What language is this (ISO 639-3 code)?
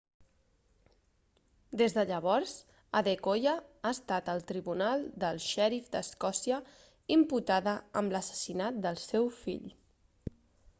cat